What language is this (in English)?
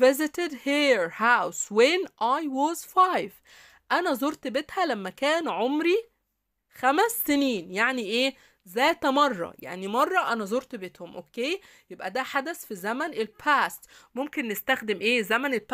Arabic